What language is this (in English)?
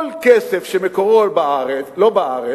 Hebrew